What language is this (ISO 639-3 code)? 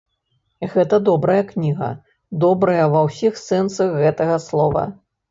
bel